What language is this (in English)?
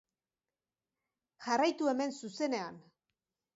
Basque